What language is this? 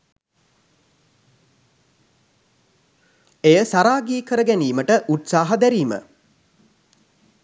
Sinhala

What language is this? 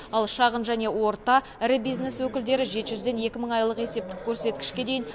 Kazakh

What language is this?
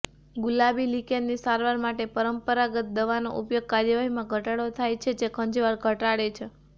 Gujarati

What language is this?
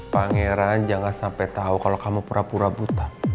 Indonesian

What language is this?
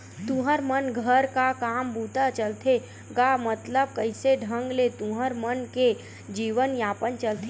Chhattisgarhi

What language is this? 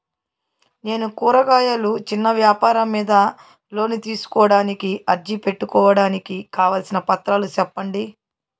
Telugu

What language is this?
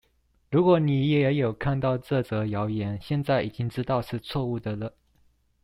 Chinese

